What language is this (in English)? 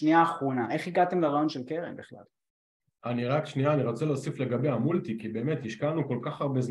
Hebrew